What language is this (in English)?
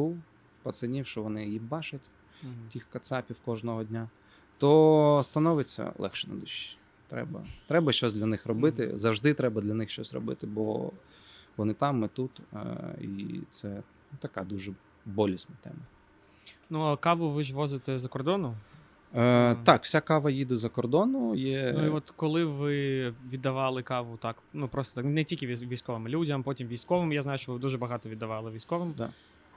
Ukrainian